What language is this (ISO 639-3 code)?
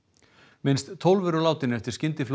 isl